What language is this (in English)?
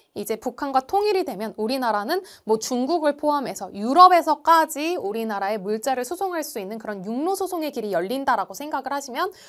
Korean